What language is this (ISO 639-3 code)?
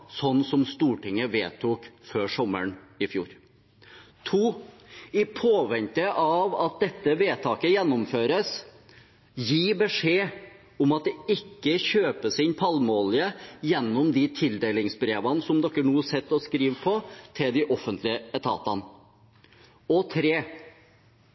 nob